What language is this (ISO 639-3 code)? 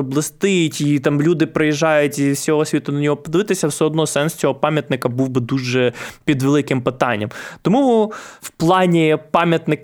ukr